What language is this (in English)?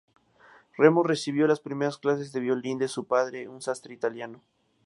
Spanish